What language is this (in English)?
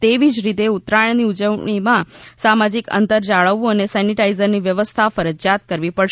Gujarati